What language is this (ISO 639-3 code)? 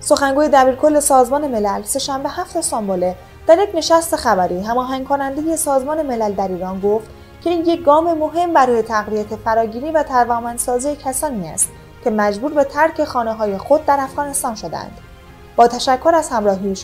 fas